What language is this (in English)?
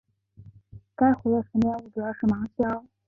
Chinese